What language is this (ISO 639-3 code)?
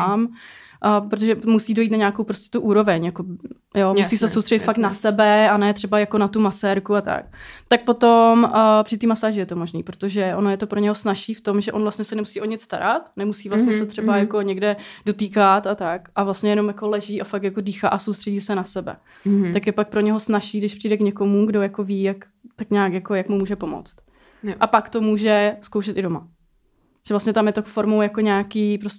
ces